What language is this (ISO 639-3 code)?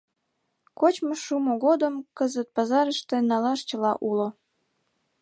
chm